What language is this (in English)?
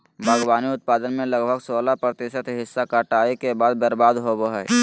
Magahi